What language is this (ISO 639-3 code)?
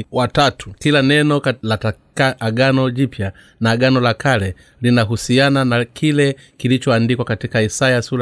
swa